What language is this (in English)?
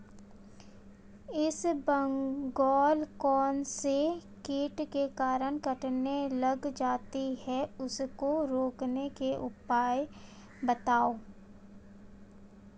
Hindi